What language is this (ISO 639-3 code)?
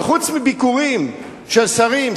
heb